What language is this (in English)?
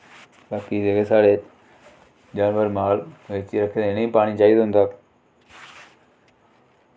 Dogri